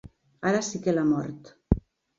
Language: Catalan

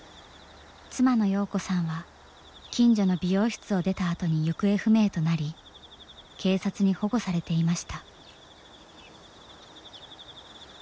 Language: Japanese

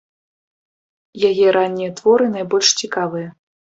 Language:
Belarusian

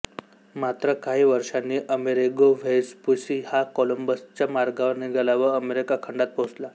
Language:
Marathi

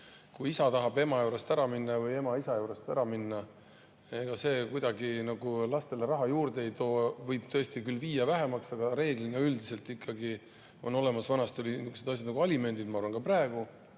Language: Estonian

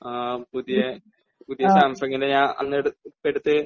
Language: Malayalam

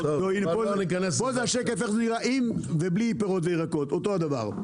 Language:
Hebrew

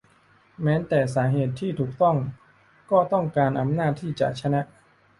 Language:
Thai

